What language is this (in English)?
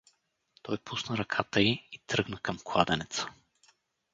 Bulgarian